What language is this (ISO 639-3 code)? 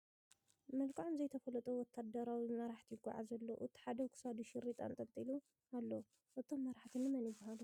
tir